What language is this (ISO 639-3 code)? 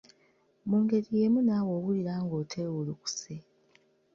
lug